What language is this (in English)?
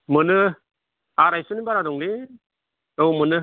Bodo